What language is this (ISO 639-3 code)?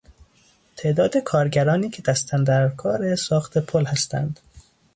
fas